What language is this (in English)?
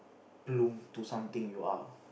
English